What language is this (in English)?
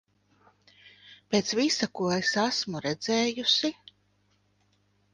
Latvian